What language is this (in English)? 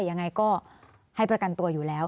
Thai